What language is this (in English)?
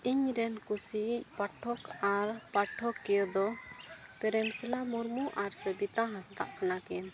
Santali